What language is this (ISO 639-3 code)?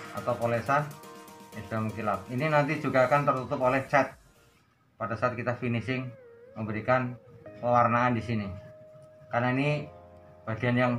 ind